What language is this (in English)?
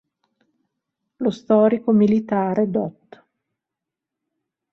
Italian